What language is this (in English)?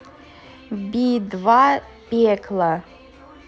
Russian